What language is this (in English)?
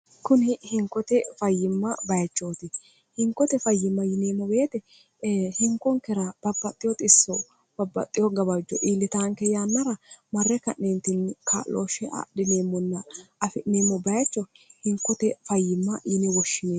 Sidamo